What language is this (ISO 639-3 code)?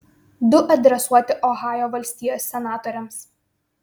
lit